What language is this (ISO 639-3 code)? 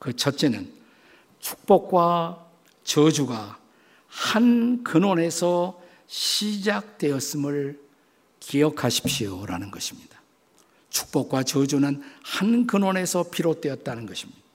kor